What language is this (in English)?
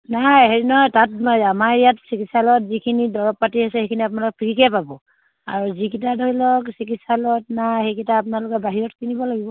Assamese